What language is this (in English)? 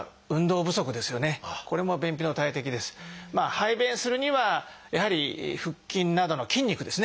Japanese